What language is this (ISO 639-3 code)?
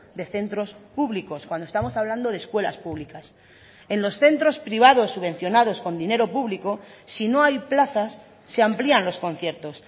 spa